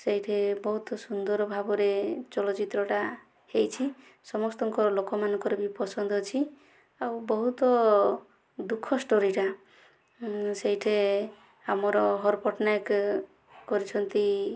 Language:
Odia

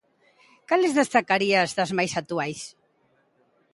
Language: Galician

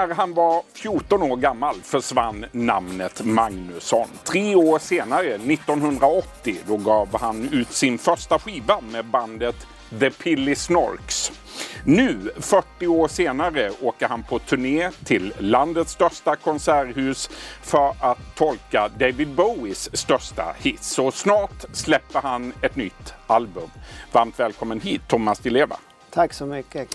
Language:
Swedish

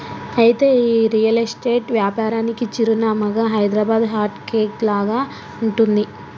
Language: Telugu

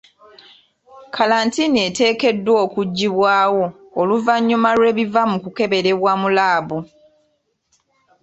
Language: Ganda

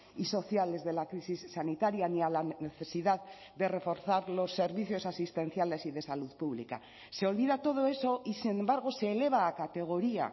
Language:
Spanish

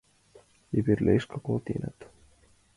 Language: Mari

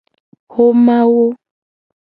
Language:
Gen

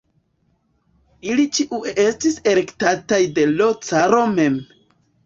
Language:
Esperanto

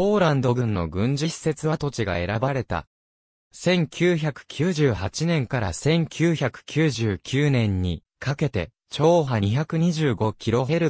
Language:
Japanese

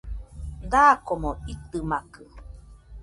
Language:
Nüpode Huitoto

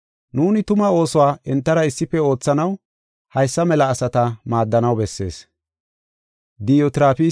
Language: Gofa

